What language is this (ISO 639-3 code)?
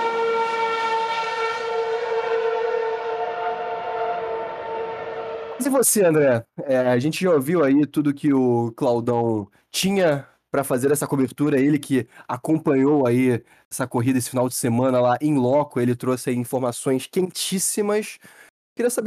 por